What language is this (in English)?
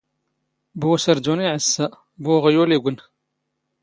Standard Moroccan Tamazight